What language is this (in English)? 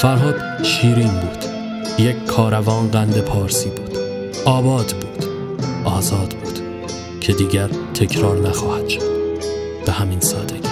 Persian